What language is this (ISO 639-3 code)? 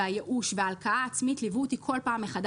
heb